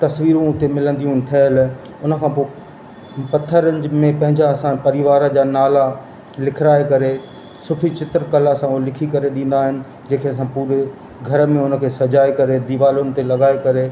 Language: Sindhi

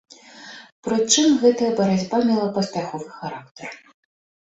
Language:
Belarusian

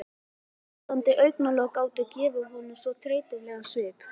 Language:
Icelandic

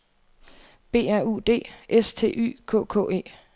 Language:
Danish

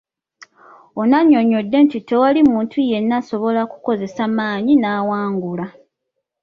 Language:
Ganda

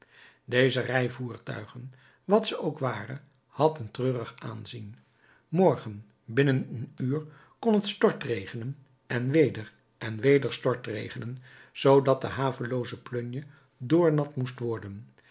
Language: Dutch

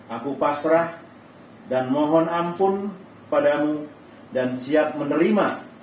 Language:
Indonesian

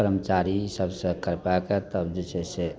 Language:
Maithili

